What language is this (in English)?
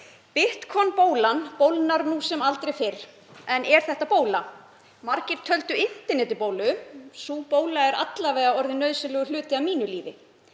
Icelandic